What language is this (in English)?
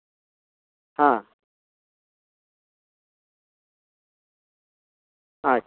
Santali